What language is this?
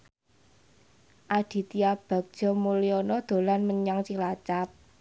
Javanese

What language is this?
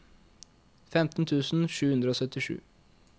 Norwegian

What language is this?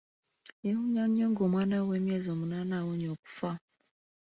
Ganda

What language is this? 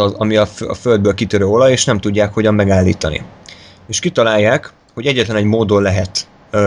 Hungarian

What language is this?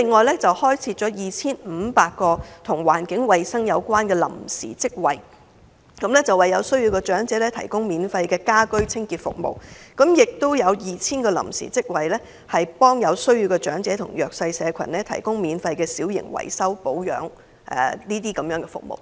Cantonese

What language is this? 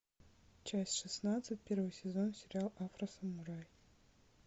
Russian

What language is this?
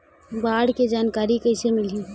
Chhattisgarhi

